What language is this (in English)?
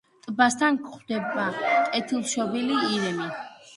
Georgian